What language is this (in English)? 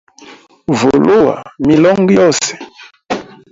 Hemba